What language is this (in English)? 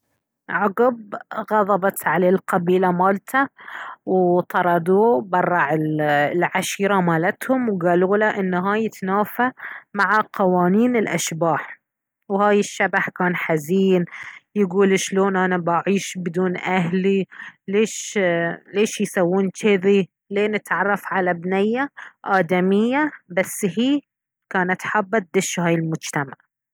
Baharna Arabic